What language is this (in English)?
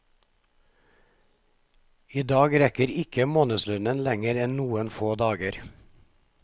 Norwegian